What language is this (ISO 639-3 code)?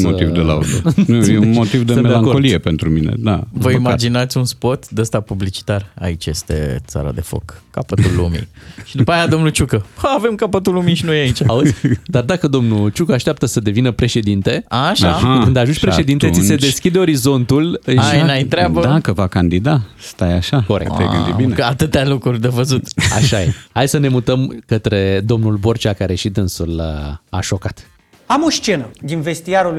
ron